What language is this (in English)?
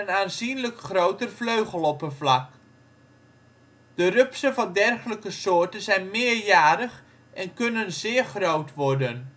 Dutch